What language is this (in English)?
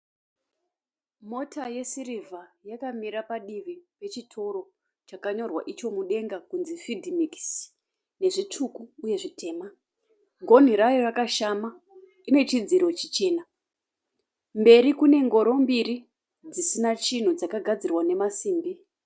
Shona